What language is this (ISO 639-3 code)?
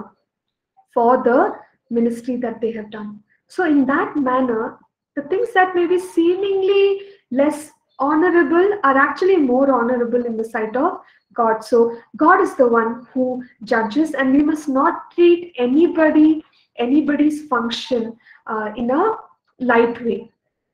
eng